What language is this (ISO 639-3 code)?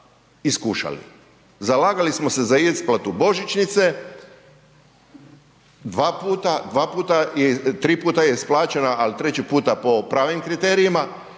hrv